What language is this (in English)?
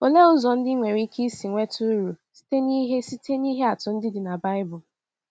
Igbo